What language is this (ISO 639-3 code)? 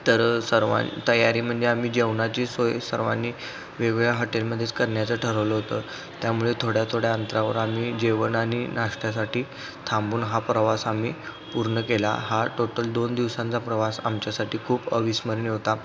mar